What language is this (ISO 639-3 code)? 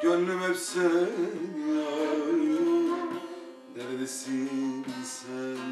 tur